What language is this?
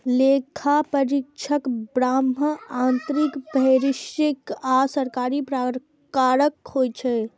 Maithili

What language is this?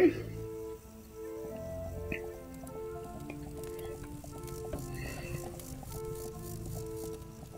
German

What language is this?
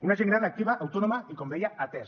Catalan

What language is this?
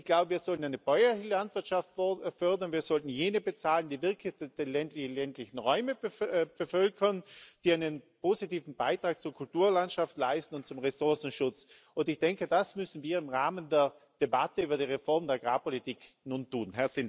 German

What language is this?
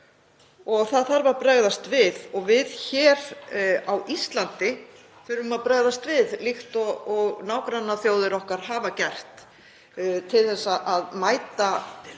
Icelandic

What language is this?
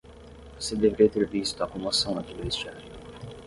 Portuguese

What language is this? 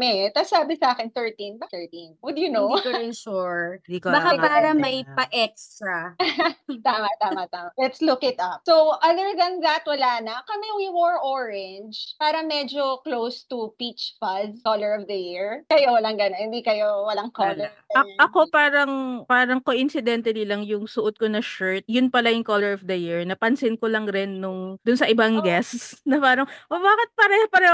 Filipino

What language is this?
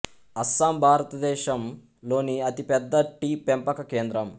Telugu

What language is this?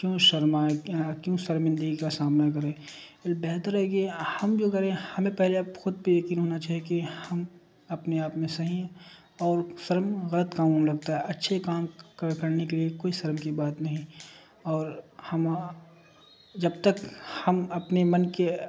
Urdu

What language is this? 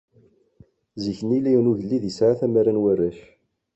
Kabyle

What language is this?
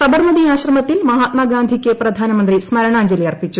Malayalam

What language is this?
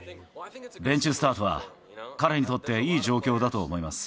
Japanese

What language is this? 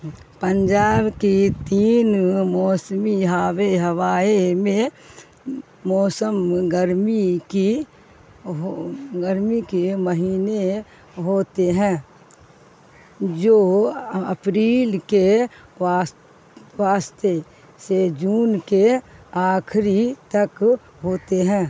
Urdu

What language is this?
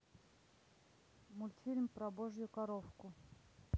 Russian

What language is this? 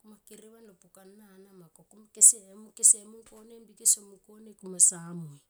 Tomoip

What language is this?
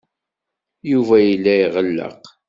Kabyle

